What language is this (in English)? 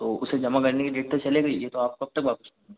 Hindi